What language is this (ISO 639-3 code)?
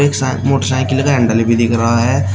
hin